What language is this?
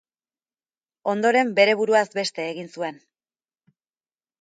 Basque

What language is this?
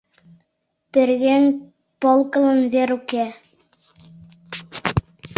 Mari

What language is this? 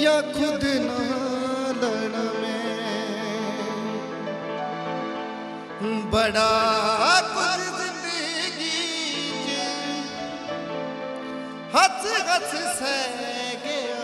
Punjabi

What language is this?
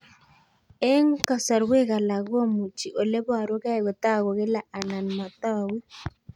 Kalenjin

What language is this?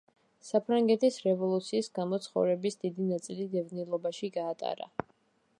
Georgian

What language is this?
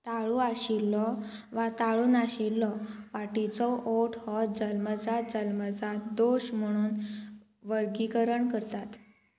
Konkani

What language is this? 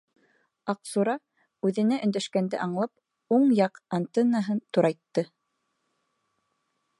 Bashkir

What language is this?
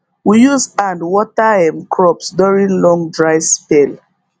Nigerian Pidgin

